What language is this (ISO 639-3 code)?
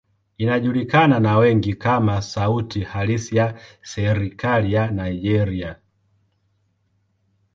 swa